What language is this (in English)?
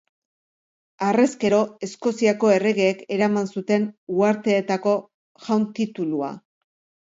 Basque